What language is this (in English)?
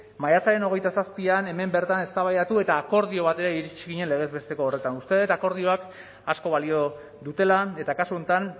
Basque